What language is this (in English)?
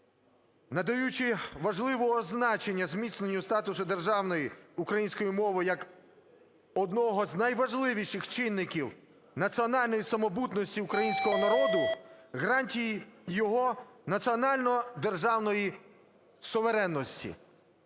Ukrainian